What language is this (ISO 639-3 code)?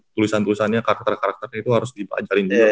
ind